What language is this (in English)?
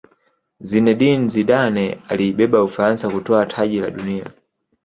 Swahili